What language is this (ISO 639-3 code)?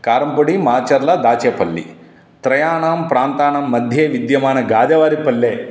san